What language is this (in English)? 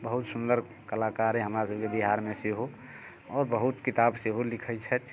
Maithili